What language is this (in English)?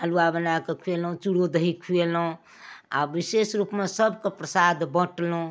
Maithili